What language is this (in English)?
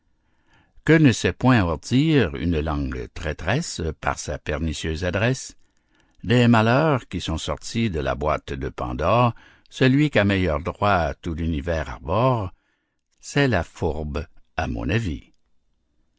French